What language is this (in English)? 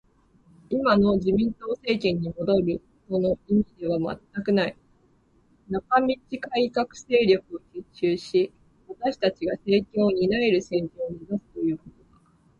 Japanese